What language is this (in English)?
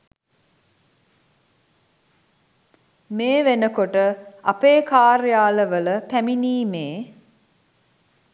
Sinhala